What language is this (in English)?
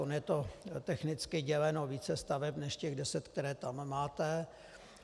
Czech